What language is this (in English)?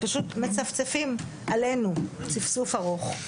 Hebrew